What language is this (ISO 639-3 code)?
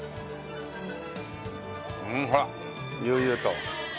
jpn